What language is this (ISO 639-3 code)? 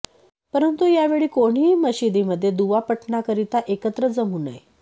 mar